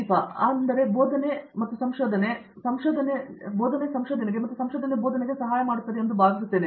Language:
Kannada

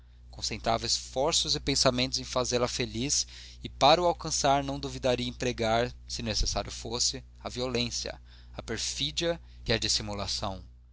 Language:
Portuguese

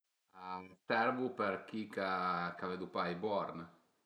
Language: Piedmontese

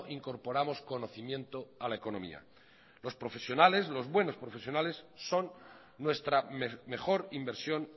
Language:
Spanish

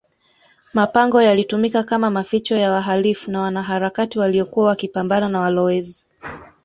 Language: Swahili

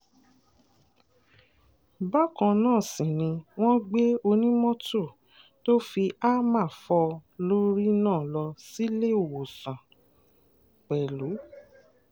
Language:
Yoruba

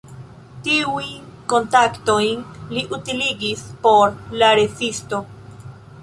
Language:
Esperanto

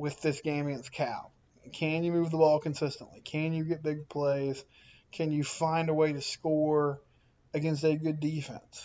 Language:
English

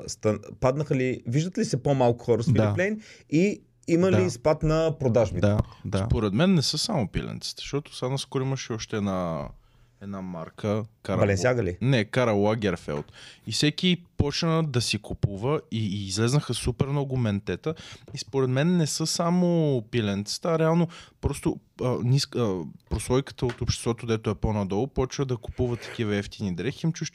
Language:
Bulgarian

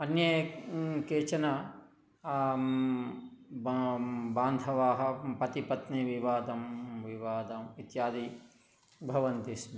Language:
Sanskrit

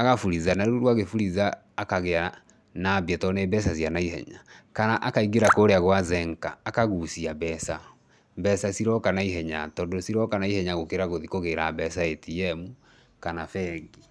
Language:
Kikuyu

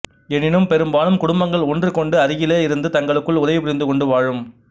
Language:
Tamil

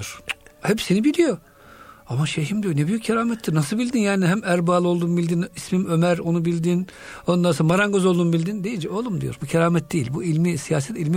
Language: Turkish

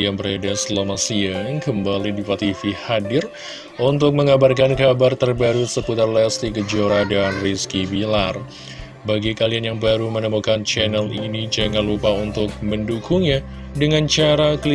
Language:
Indonesian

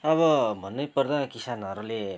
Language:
Nepali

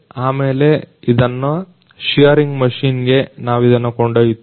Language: Kannada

